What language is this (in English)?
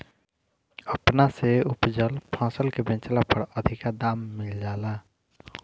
Bhojpuri